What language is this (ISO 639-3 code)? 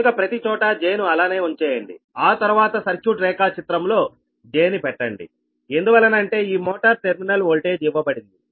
tel